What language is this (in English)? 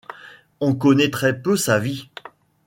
French